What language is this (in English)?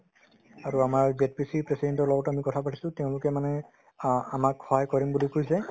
Assamese